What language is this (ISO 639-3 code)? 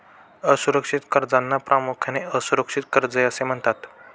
mar